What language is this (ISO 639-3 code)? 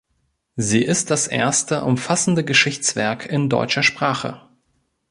deu